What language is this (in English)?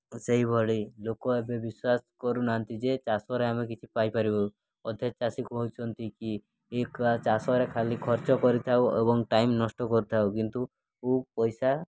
Odia